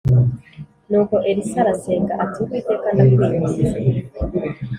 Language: Kinyarwanda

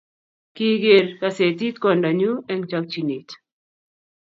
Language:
Kalenjin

